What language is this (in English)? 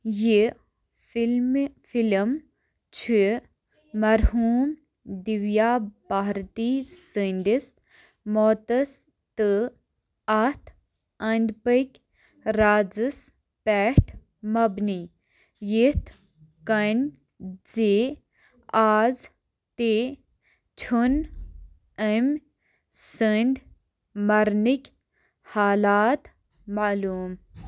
Kashmiri